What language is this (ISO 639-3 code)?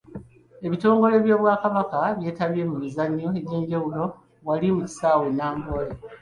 lug